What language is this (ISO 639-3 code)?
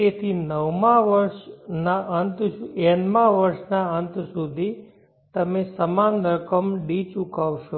guj